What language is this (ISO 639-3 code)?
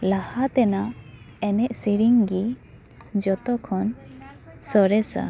sat